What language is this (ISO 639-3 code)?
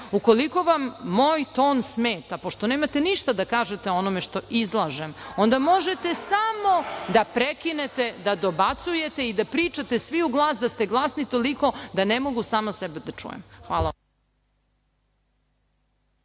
srp